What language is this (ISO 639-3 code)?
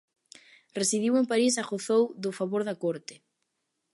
glg